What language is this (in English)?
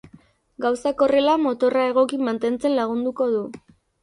Basque